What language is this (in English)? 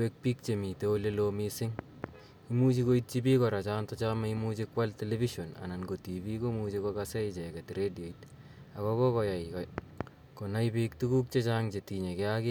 Kalenjin